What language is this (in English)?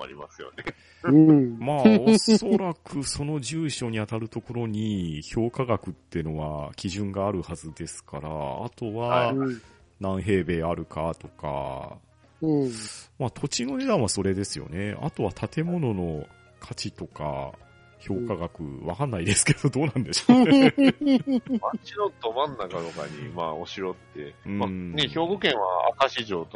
Japanese